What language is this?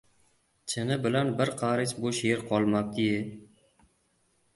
Uzbek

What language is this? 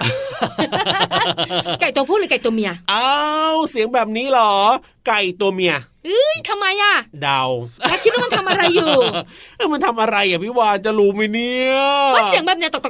Thai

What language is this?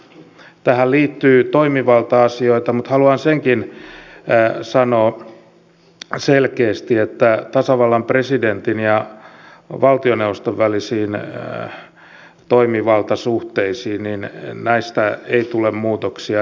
Finnish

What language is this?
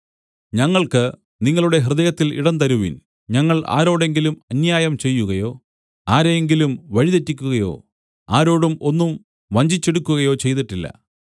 Malayalam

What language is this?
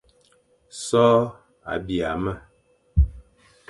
Fang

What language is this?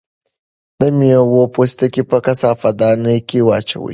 Pashto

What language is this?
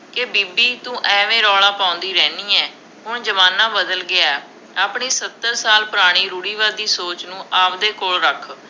Punjabi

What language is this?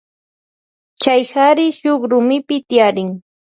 Loja Highland Quichua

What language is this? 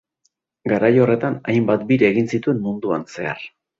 Basque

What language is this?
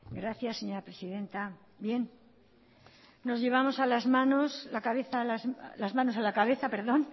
Spanish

